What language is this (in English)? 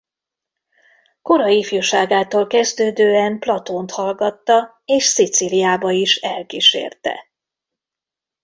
Hungarian